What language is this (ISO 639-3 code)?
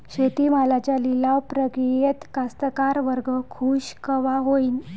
mar